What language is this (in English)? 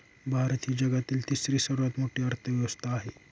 Marathi